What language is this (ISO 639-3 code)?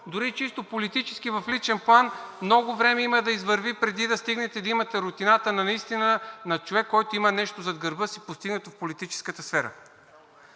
bul